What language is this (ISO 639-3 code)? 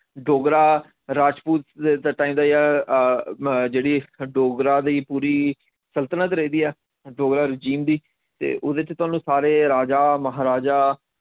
doi